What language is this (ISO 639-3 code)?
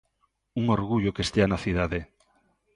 glg